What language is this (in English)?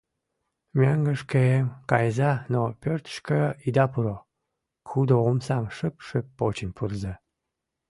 Mari